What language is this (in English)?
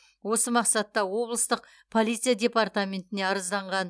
Kazakh